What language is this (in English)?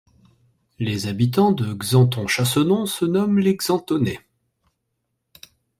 French